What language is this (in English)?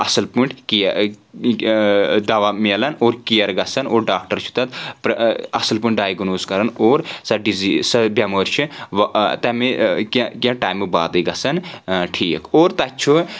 Kashmiri